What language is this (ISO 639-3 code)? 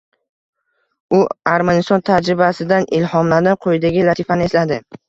uzb